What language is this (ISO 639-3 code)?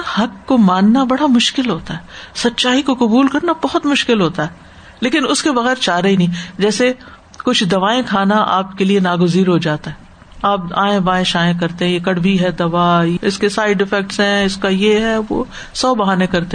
urd